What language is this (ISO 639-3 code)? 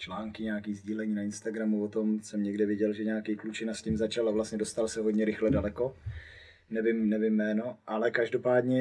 ces